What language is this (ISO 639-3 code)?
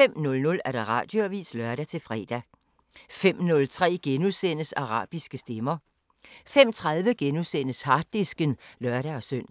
dan